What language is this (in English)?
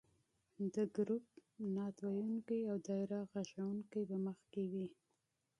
Pashto